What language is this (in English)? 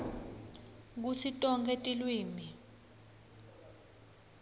Swati